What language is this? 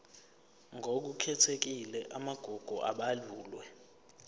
Zulu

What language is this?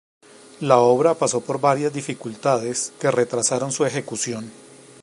Spanish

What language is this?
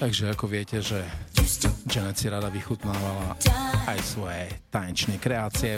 Slovak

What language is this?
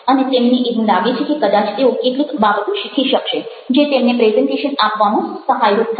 Gujarati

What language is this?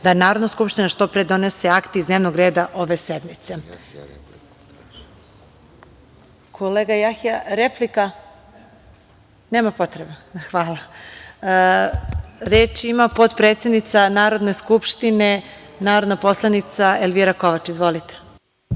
Serbian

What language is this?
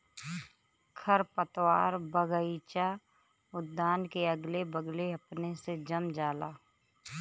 Bhojpuri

